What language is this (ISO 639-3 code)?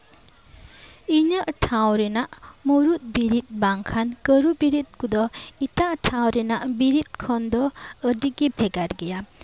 sat